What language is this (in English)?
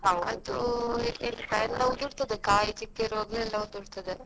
Kannada